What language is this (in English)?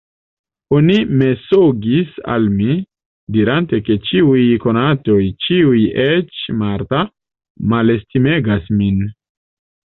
Esperanto